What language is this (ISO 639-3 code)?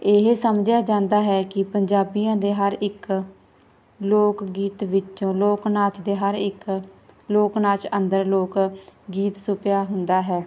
pan